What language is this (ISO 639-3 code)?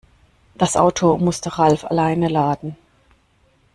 deu